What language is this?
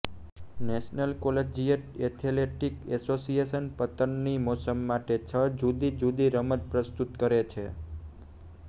Gujarati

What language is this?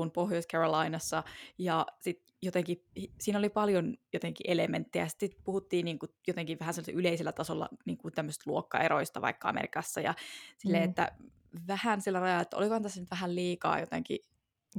Finnish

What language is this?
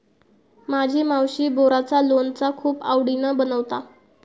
Marathi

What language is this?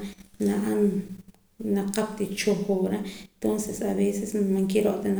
Poqomam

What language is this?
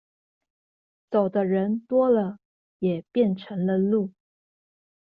Chinese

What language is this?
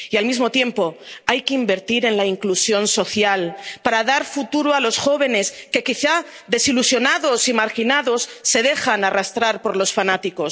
Spanish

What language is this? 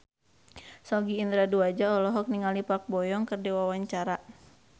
Sundanese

